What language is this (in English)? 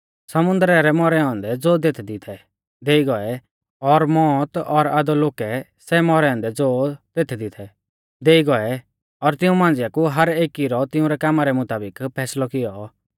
Mahasu Pahari